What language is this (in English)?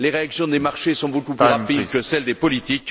French